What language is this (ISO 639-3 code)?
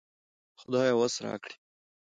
pus